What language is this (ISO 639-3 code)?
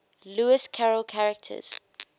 eng